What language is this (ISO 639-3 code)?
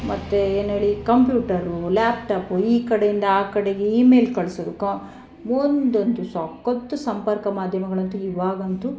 kan